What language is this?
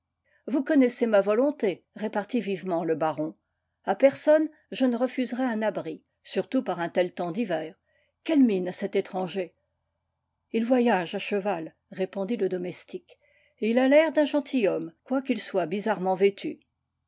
French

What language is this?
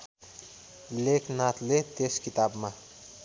Nepali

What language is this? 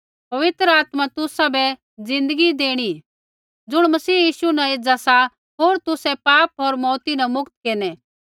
Kullu Pahari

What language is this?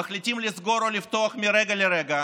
Hebrew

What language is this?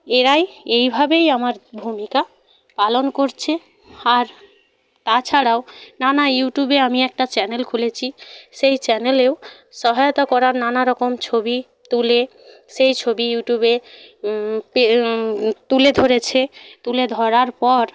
Bangla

